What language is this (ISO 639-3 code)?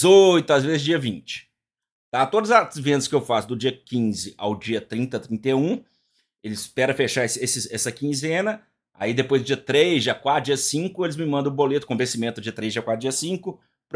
por